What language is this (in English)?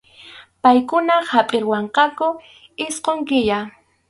Arequipa-La Unión Quechua